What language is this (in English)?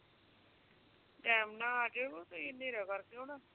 Punjabi